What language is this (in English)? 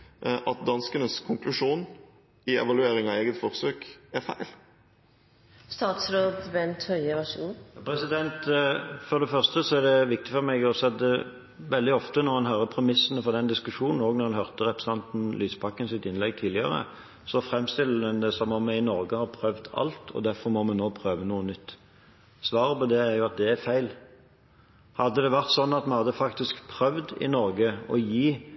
Norwegian Bokmål